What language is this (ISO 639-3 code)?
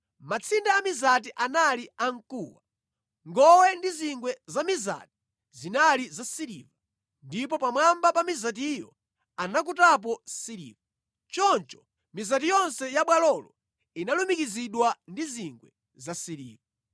nya